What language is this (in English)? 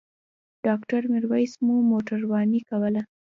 Pashto